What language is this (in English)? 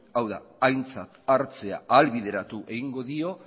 Basque